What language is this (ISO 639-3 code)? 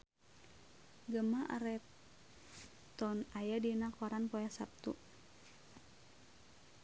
sun